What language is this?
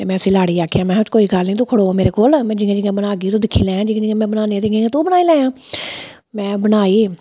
Dogri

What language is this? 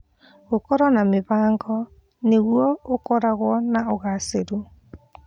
Kikuyu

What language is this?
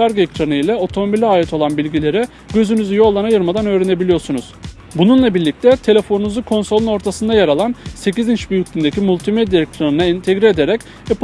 Turkish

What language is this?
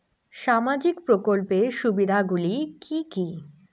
Bangla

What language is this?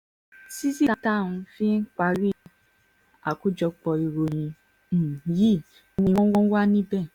Yoruba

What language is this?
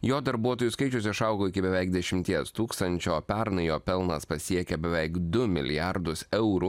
Lithuanian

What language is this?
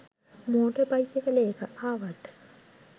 Sinhala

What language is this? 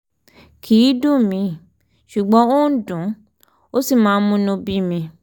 Yoruba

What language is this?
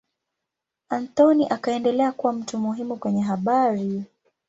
Swahili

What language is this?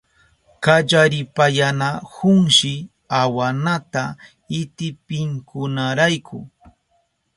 Southern Pastaza Quechua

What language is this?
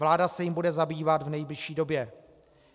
Czech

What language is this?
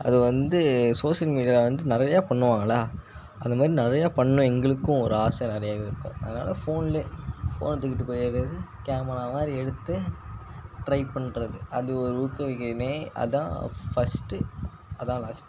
Tamil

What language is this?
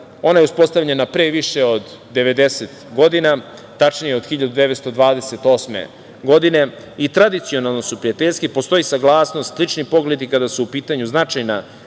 Serbian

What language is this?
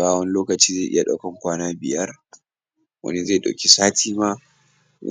Hausa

